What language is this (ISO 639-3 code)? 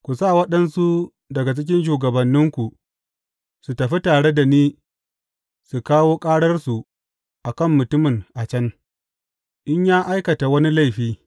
hau